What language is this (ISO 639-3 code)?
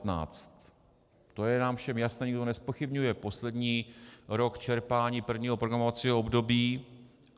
ces